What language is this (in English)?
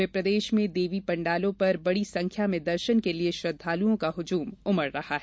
Hindi